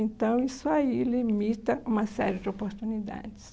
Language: Portuguese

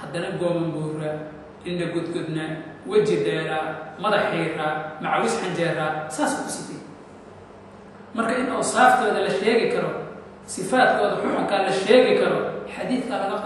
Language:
Arabic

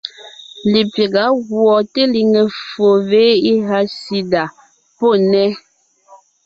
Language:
Ngiemboon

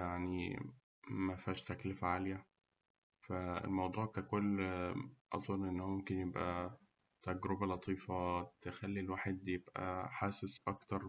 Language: Egyptian Arabic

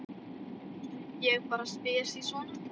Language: Icelandic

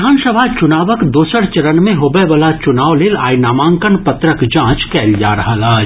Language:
Maithili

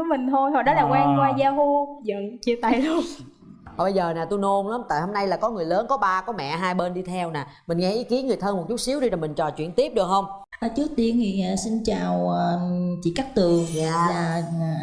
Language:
Vietnamese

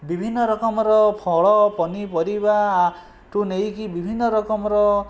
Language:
Odia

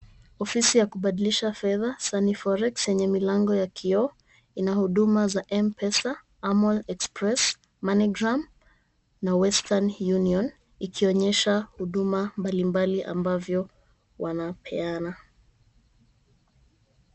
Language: Swahili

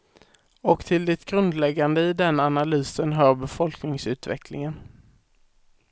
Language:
Swedish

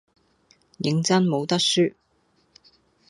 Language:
Cantonese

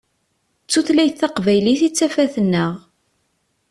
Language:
Kabyle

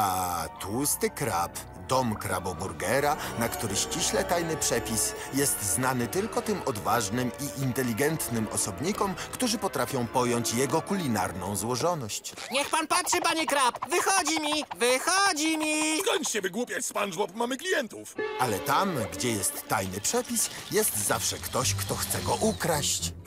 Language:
Polish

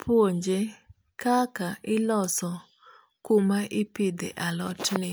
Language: Luo (Kenya and Tanzania)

